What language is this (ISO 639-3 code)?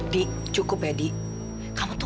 ind